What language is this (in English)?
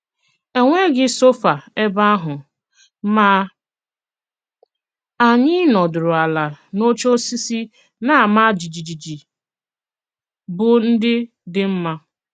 Igbo